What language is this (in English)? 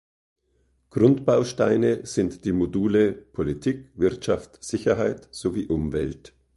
German